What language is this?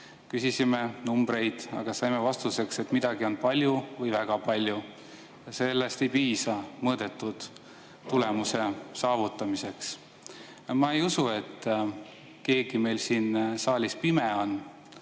Estonian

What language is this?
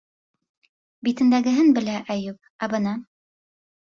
Bashkir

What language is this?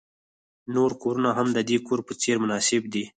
Pashto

